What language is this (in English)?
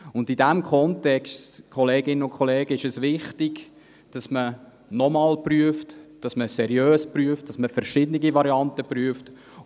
Swiss German